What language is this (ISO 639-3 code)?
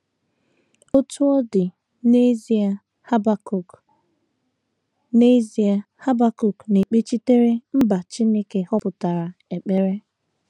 ibo